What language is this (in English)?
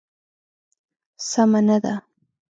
Pashto